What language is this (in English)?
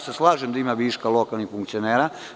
Serbian